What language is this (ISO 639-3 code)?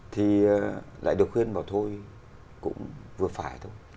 vie